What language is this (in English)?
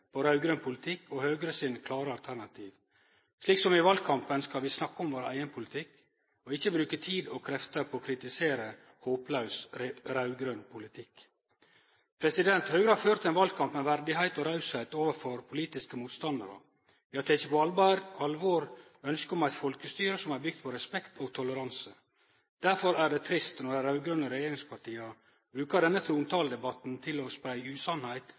Norwegian Nynorsk